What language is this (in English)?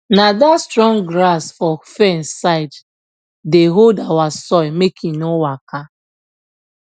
Nigerian Pidgin